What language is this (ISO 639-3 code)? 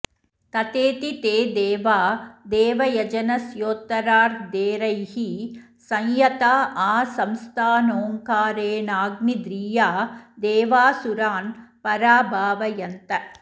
san